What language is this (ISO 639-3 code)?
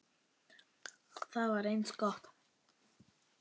isl